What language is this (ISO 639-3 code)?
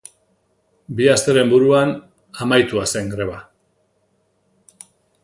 eus